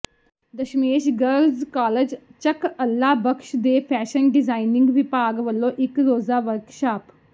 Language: Punjabi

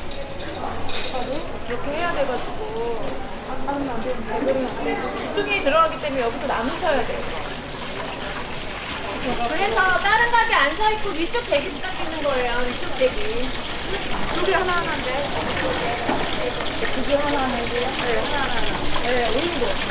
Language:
Korean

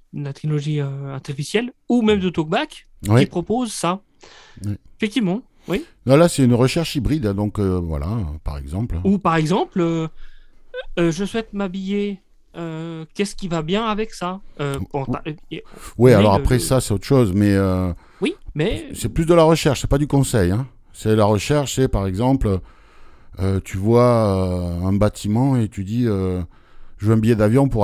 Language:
French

